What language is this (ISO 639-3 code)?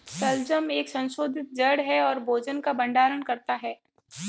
hin